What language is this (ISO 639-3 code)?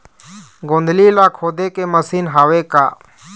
hne